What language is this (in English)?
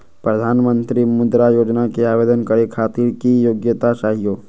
Magahi